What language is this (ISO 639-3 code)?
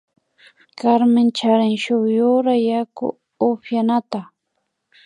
qvi